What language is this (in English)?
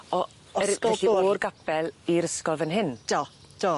Welsh